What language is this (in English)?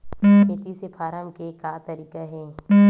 Chhattisgarhi